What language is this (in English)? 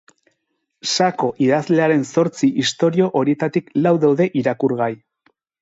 Basque